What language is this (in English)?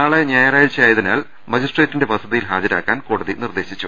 Malayalam